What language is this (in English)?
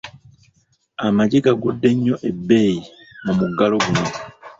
Ganda